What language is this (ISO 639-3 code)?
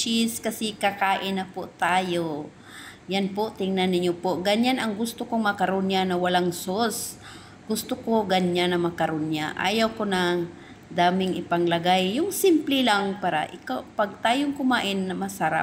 fil